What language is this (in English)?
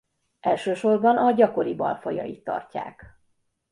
Hungarian